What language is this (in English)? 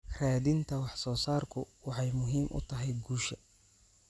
Somali